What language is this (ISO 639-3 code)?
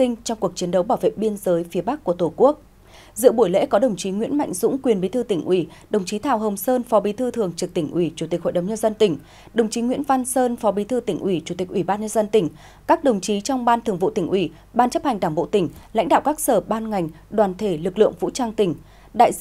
vie